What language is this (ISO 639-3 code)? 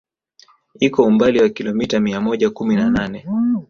swa